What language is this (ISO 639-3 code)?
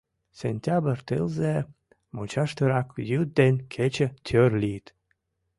chm